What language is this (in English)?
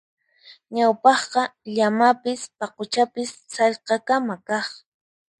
Puno Quechua